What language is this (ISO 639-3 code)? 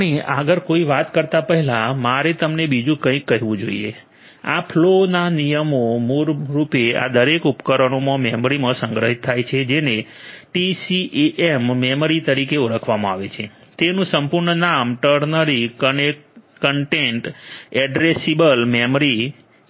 guj